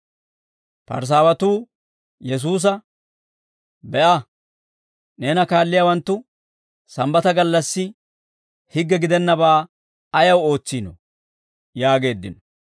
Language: Dawro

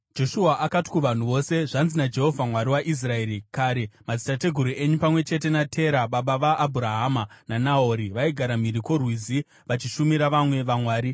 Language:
Shona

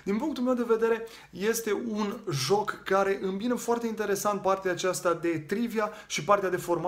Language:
Romanian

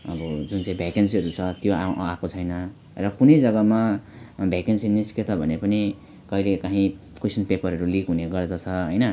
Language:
Nepali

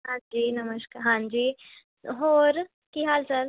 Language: Punjabi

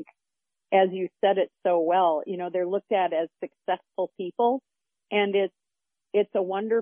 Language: English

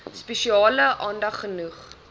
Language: Afrikaans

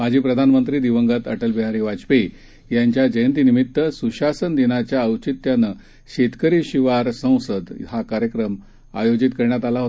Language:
Marathi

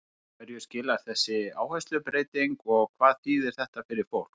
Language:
Icelandic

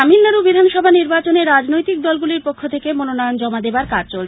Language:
Bangla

